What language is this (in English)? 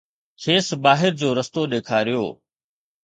Sindhi